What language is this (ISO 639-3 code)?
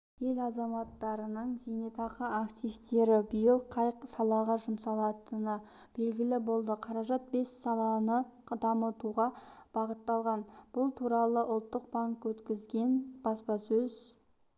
kaz